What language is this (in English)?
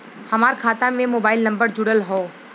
Bhojpuri